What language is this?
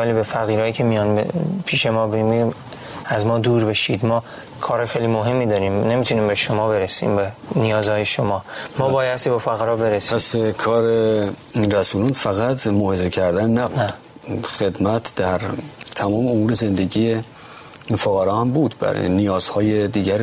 Persian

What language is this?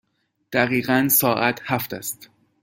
Persian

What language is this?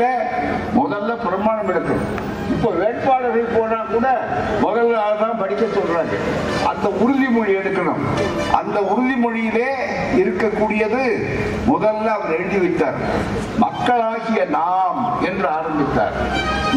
Tamil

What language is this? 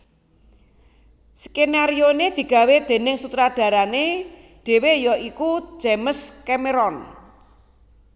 Javanese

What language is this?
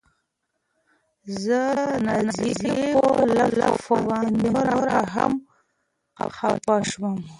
Pashto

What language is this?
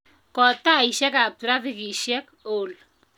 Kalenjin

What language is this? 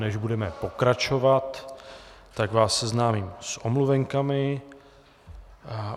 Czech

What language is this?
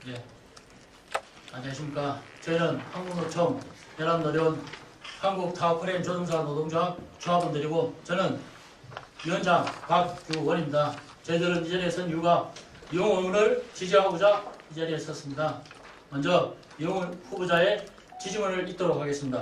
Korean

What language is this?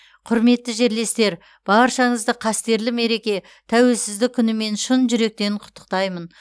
Kazakh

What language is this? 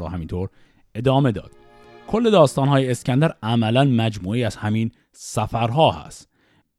Persian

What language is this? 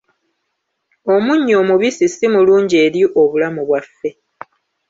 Ganda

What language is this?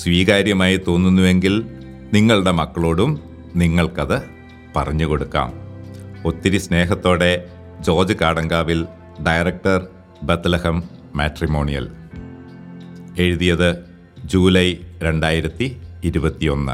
Malayalam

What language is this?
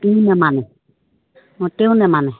Assamese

